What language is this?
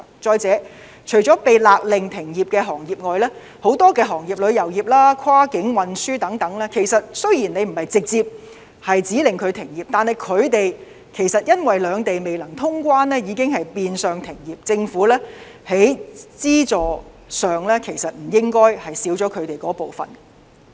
Cantonese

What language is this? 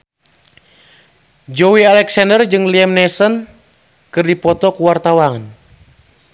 Sundanese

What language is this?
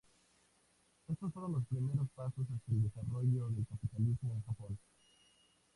Spanish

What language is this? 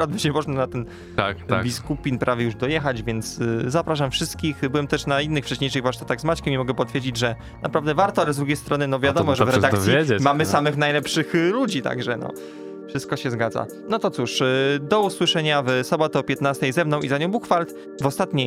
Polish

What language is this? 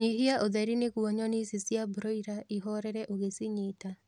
Kikuyu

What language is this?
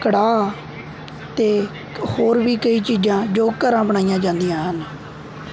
Punjabi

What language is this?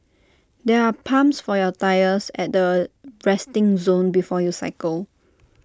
English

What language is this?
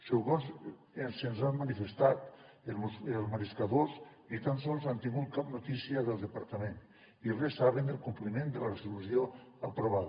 Catalan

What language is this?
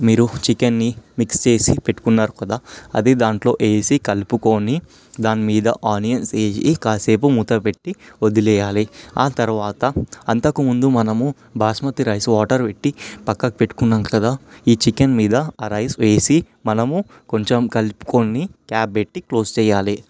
Telugu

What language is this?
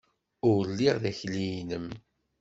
Kabyle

